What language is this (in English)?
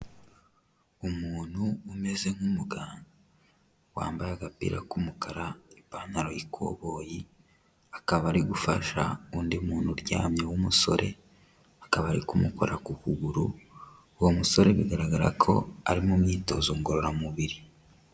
Kinyarwanda